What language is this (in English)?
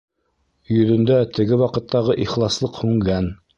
Bashkir